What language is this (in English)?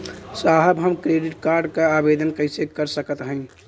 Bhojpuri